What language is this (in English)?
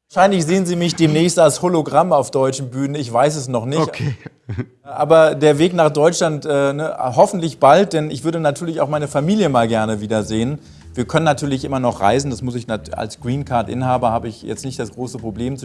German